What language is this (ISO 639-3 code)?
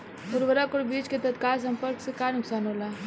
bho